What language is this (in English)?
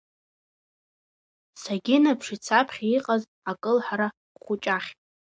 Abkhazian